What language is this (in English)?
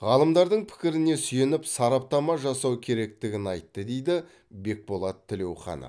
Kazakh